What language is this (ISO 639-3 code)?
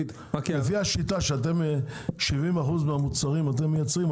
heb